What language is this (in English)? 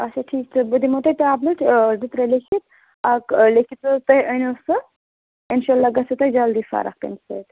Kashmiri